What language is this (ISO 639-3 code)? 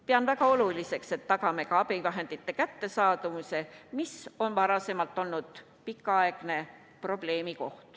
est